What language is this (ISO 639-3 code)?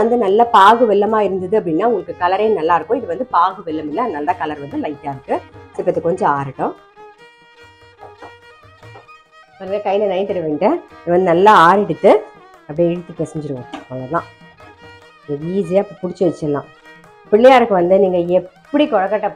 tam